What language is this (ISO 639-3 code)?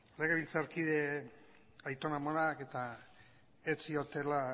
eus